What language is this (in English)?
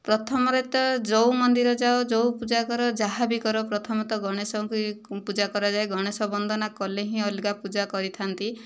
Odia